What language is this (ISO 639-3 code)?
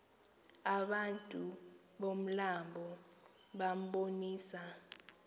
xho